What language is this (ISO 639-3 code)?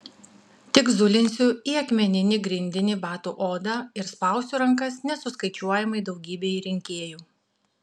lit